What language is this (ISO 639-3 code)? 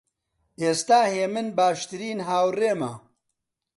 ckb